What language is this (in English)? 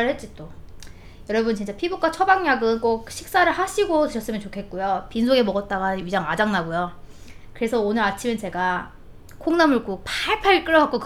Korean